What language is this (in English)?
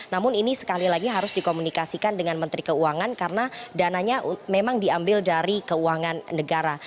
Indonesian